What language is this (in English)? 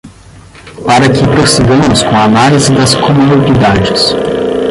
Portuguese